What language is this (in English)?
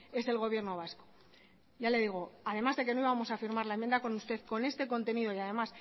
Spanish